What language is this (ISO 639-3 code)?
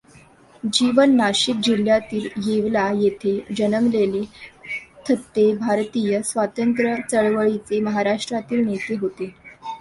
mar